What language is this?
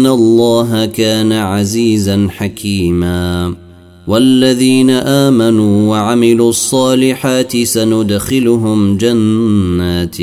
Arabic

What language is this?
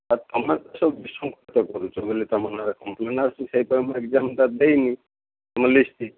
Odia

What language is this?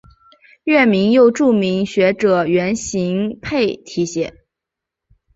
Chinese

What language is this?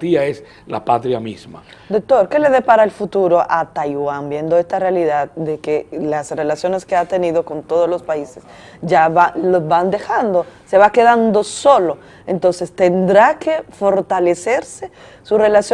Spanish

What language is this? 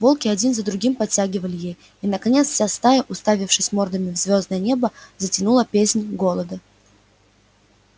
Russian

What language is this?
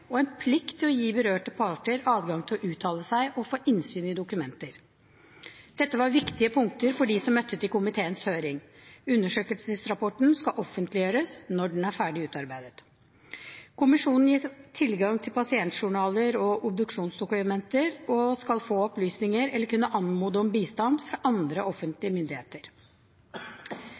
Norwegian Bokmål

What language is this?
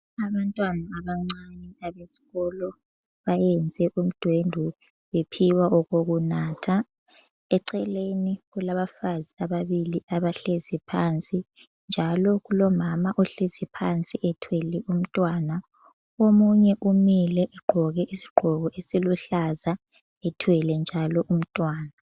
North Ndebele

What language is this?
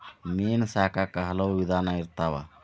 Kannada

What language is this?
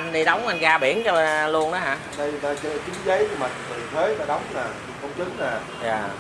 Vietnamese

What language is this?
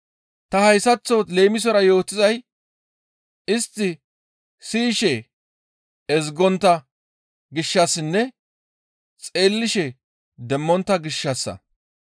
Gamo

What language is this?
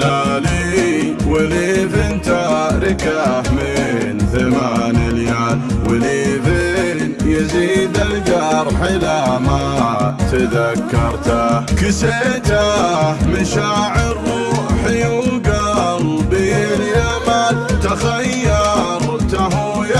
Arabic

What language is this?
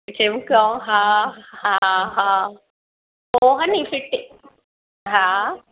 Sindhi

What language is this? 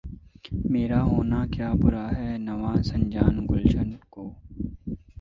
Urdu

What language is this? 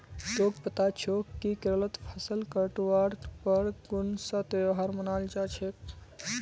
Magahi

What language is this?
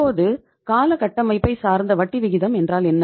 Tamil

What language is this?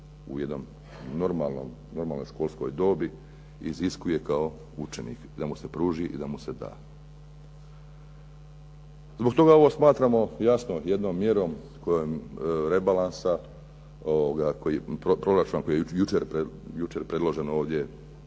Croatian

